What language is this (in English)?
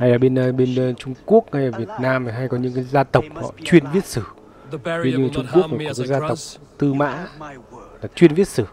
Vietnamese